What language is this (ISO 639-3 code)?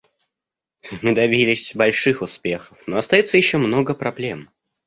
rus